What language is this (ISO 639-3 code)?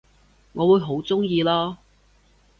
yue